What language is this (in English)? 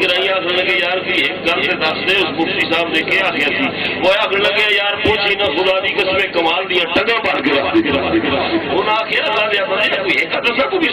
Turkish